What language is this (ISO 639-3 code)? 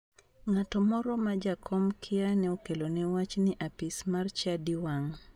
luo